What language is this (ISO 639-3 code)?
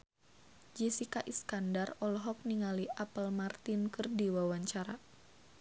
sun